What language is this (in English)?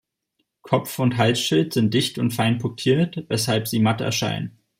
German